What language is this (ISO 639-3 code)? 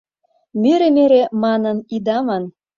chm